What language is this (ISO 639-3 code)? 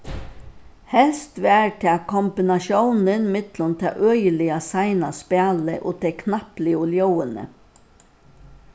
fao